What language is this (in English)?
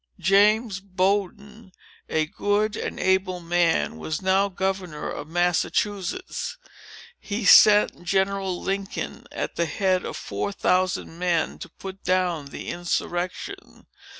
English